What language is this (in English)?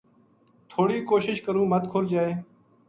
Gujari